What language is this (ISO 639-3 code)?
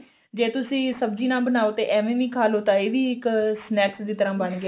pan